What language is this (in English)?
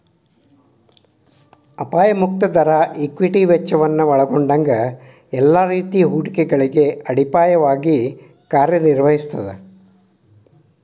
Kannada